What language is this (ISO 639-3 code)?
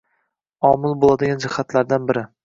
uzb